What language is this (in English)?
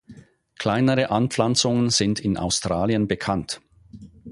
German